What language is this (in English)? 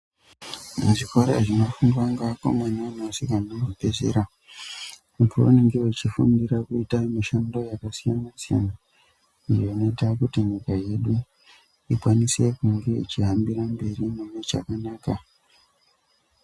Ndau